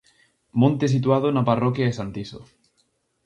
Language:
Galician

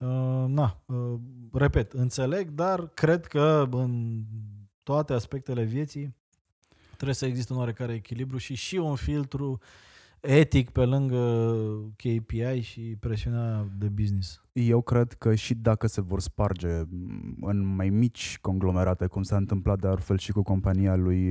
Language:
Romanian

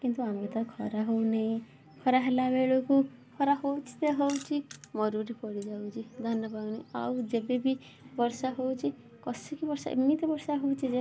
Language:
Odia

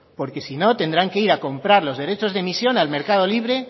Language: Spanish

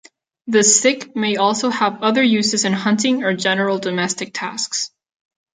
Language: English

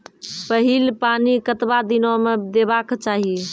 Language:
Maithili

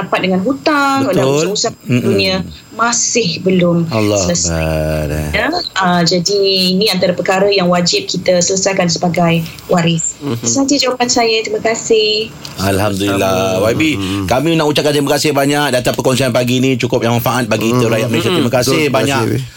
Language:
Malay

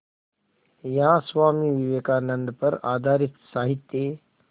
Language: Hindi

